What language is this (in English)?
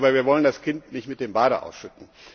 German